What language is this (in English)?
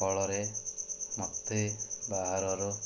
Odia